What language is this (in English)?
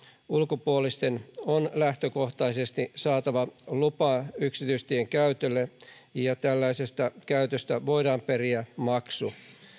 Finnish